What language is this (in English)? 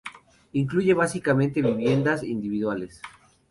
Spanish